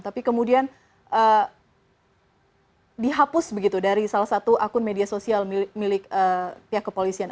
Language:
Indonesian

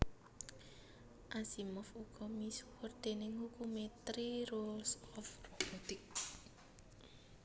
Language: Javanese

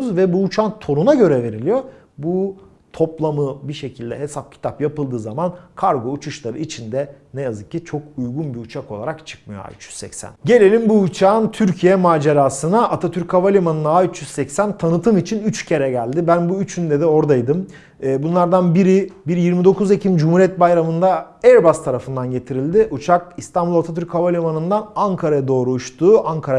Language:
Turkish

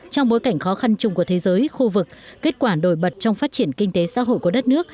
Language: Vietnamese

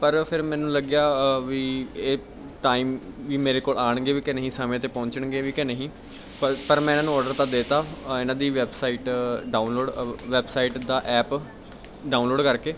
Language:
Punjabi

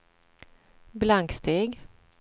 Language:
Swedish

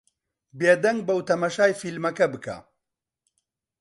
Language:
Central Kurdish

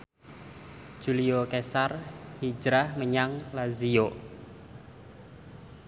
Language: Javanese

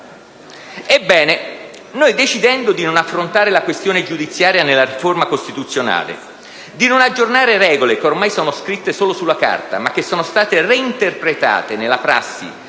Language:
Italian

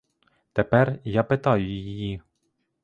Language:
Ukrainian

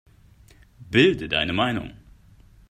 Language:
German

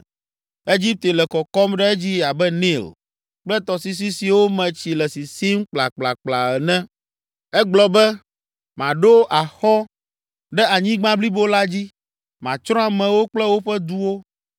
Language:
Ewe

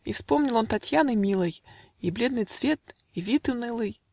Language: Russian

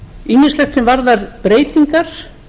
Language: Icelandic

